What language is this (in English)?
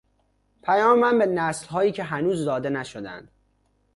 Persian